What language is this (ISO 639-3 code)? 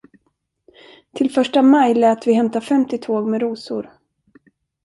swe